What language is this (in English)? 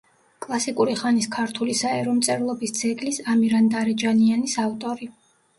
Georgian